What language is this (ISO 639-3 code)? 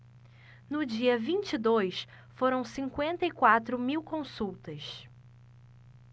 por